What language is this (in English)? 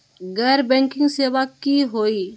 Magahi